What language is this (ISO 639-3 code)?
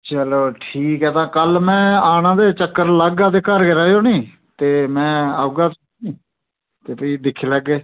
doi